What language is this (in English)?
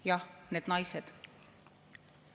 Estonian